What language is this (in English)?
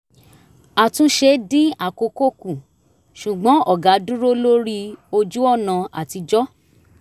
Yoruba